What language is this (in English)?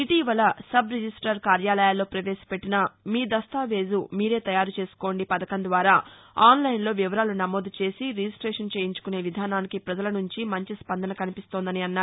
Telugu